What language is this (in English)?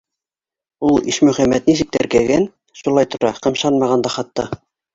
Bashkir